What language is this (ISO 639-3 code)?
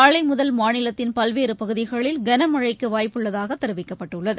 tam